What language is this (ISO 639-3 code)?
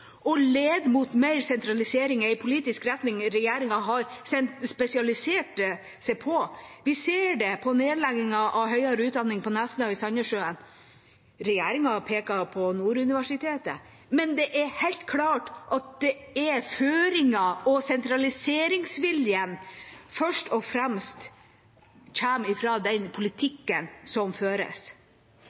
nob